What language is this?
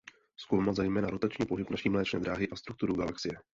Czech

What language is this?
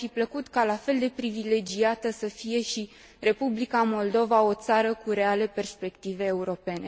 Romanian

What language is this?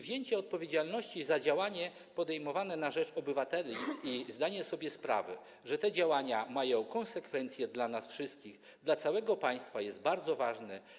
Polish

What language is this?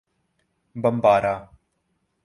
Urdu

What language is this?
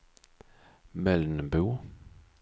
Swedish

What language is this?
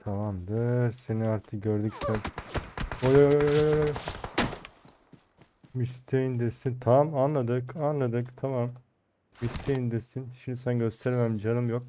Turkish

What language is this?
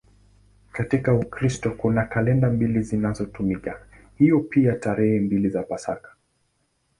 Swahili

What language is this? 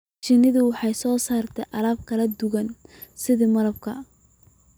Somali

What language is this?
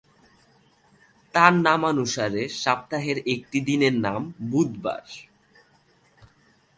Bangla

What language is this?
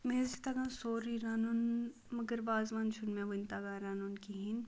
Kashmiri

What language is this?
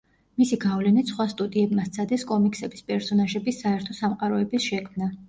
Georgian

